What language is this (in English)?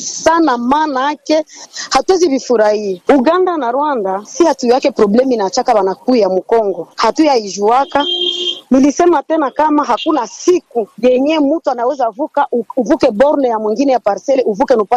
Swahili